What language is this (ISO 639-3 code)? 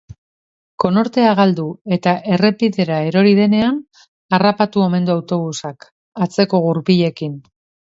eus